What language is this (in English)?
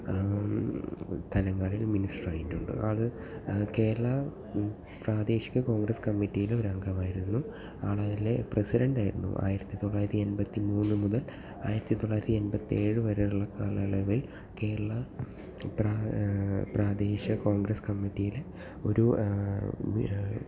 Malayalam